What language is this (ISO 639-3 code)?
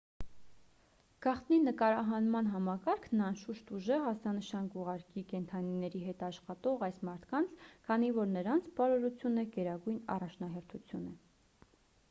hye